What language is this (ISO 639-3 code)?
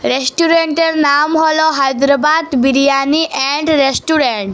ben